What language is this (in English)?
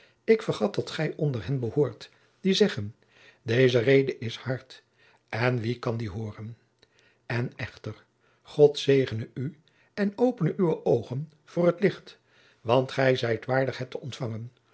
Dutch